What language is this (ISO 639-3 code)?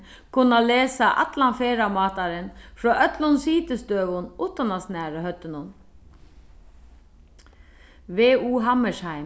fao